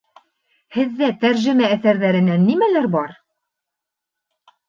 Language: Bashkir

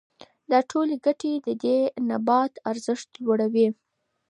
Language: Pashto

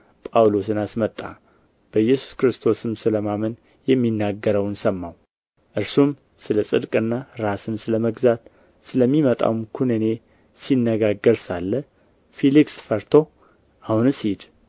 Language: Amharic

